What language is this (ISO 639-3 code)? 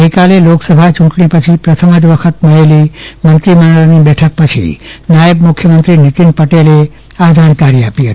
guj